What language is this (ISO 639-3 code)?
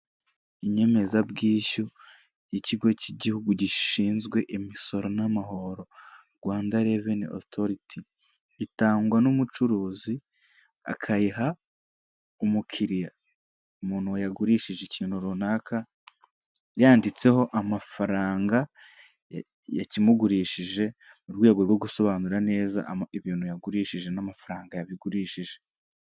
kin